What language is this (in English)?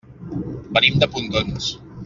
Catalan